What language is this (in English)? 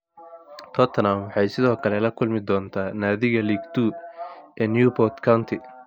Somali